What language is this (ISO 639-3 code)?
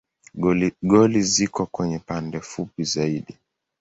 swa